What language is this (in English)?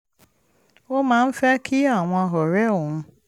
Yoruba